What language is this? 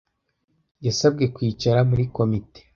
Kinyarwanda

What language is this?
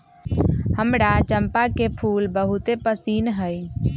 Magahi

